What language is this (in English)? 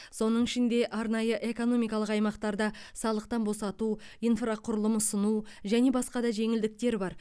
Kazakh